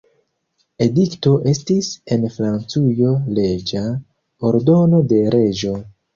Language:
Esperanto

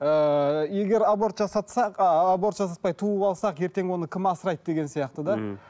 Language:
Kazakh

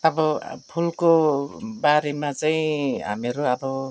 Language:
Nepali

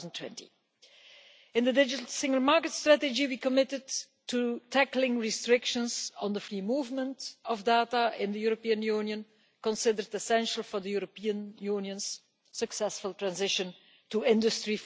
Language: English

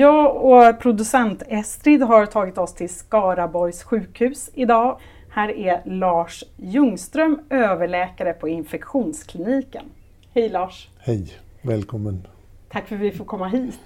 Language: Swedish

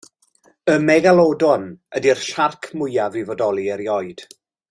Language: Welsh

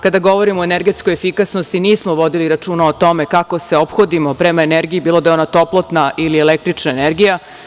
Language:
Serbian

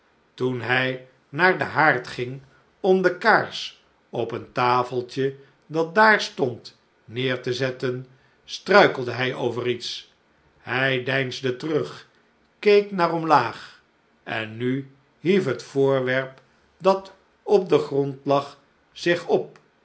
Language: Dutch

